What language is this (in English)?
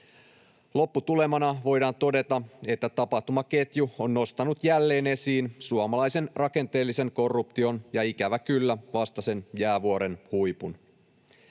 Finnish